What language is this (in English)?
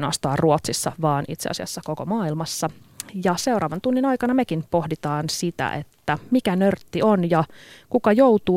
Finnish